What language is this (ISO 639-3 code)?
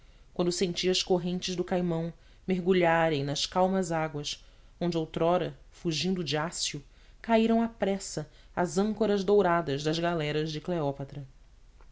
por